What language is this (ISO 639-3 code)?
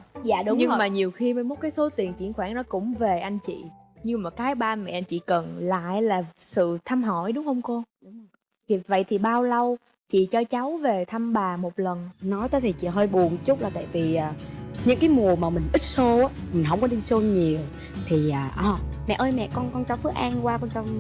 vie